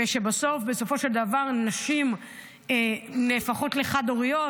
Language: Hebrew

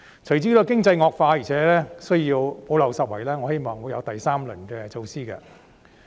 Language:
Cantonese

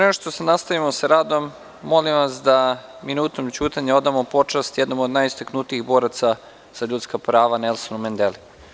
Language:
Serbian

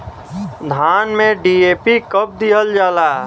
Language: Bhojpuri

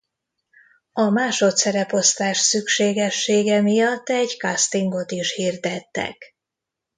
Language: Hungarian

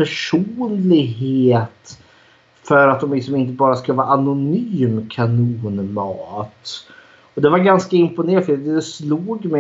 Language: Swedish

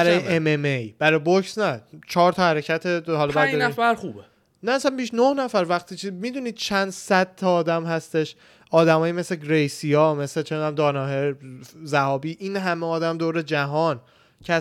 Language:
Persian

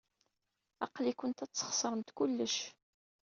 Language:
Kabyle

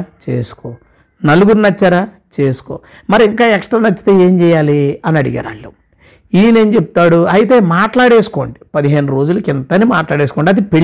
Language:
Telugu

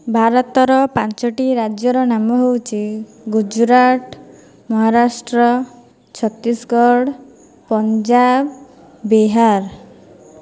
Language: Odia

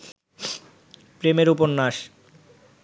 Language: Bangla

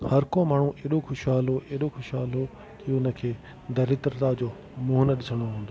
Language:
Sindhi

